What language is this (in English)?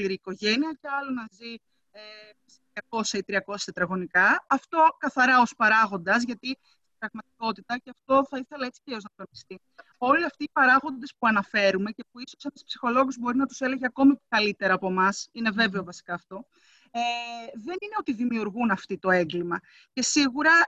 Greek